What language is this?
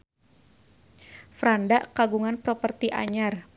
Sundanese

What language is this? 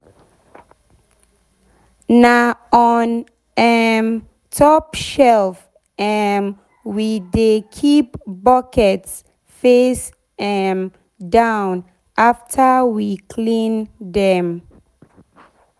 Nigerian Pidgin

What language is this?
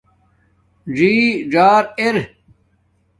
Domaaki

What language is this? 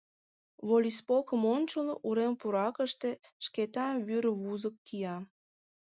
Mari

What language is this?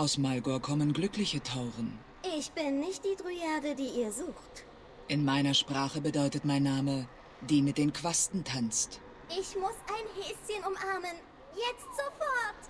German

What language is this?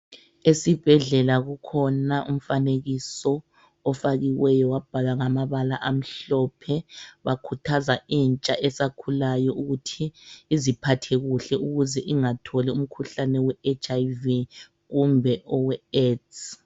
North Ndebele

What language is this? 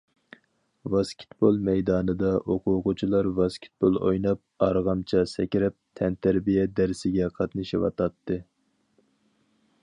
Uyghur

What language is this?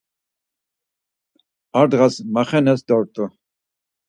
Laz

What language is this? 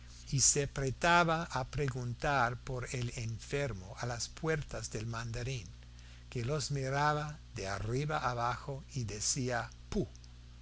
Spanish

